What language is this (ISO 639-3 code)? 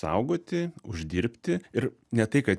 lit